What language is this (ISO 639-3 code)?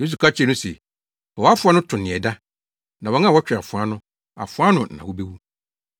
aka